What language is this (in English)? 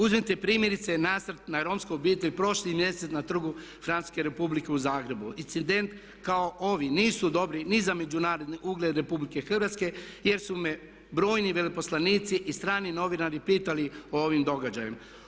Croatian